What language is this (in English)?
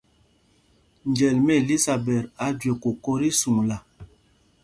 Mpumpong